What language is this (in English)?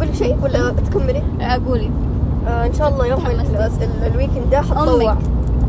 Arabic